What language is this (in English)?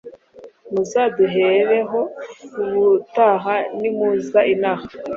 Kinyarwanda